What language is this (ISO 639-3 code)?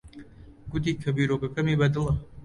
ckb